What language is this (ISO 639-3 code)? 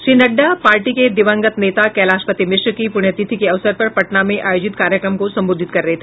hin